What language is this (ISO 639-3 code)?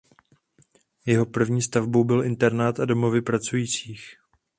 ces